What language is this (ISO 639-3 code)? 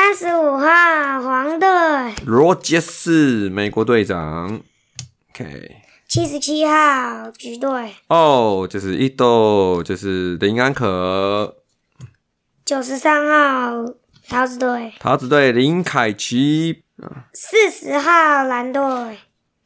zho